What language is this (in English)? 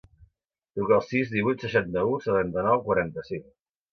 Catalan